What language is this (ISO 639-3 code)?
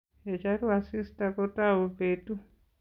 kln